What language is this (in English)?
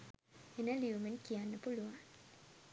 Sinhala